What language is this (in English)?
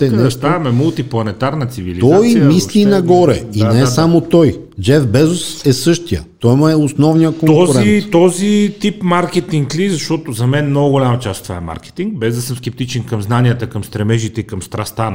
Bulgarian